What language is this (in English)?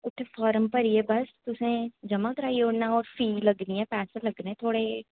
Dogri